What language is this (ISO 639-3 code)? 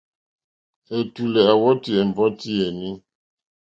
bri